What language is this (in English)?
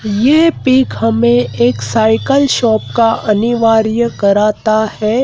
Hindi